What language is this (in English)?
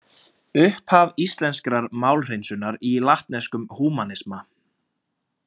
Icelandic